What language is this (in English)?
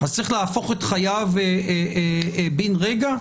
Hebrew